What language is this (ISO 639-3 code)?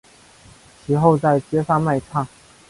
zho